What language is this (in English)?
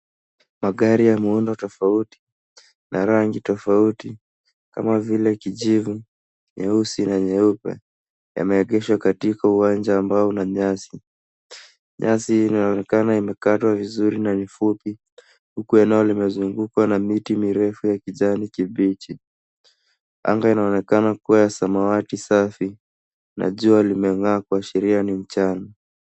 Swahili